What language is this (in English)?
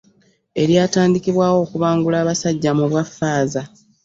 Ganda